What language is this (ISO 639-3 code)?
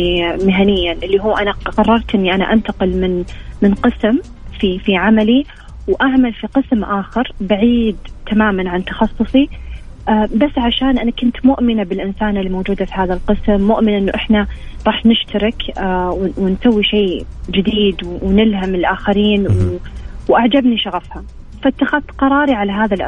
ara